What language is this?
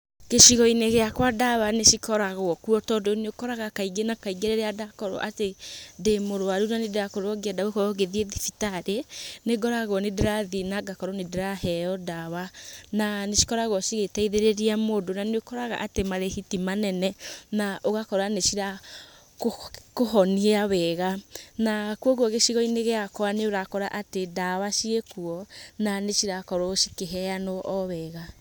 Kikuyu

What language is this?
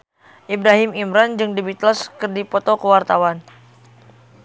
Sundanese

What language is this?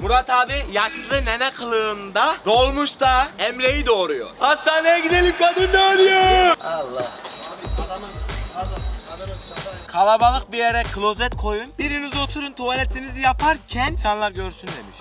Turkish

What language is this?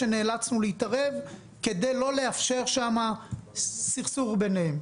Hebrew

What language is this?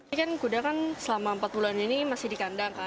Indonesian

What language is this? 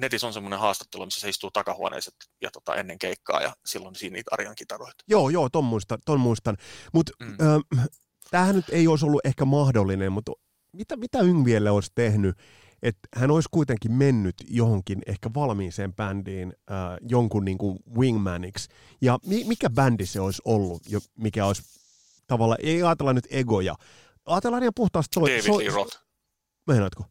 Finnish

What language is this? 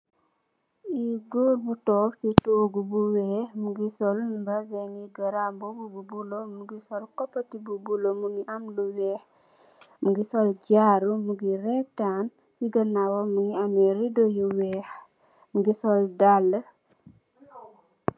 Wolof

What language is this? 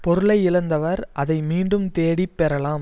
Tamil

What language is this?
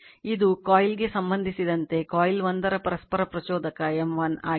Kannada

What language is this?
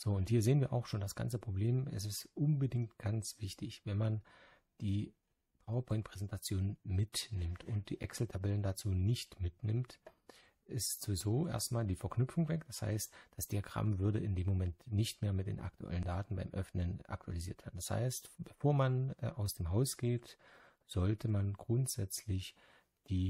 German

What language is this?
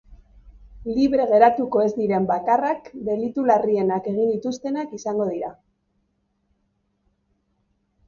Basque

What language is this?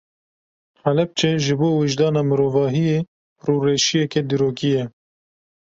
Kurdish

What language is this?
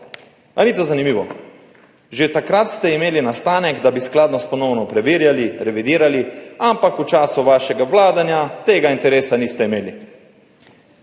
Slovenian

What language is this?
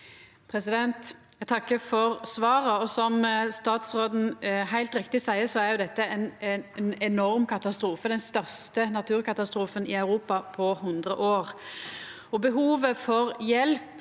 Norwegian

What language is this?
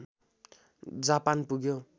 Nepali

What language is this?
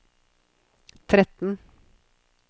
Norwegian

